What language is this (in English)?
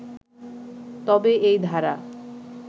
Bangla